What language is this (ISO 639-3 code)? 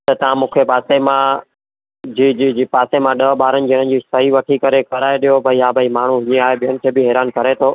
snd